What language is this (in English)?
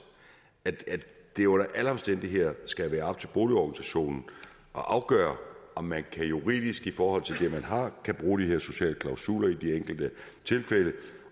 Danish